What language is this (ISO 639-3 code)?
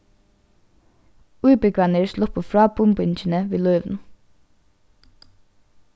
fao